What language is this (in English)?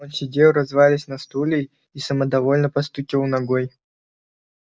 Russian